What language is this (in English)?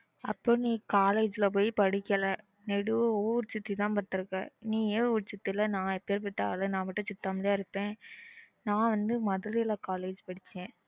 Tamil